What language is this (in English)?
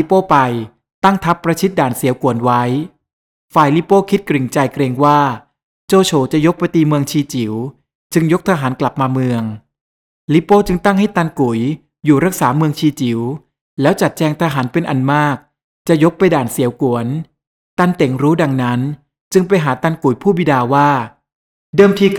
Thai